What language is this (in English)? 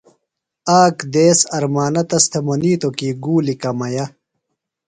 Phalura